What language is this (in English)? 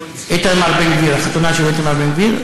Hebrew